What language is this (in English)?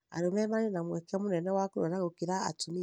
Kikuyu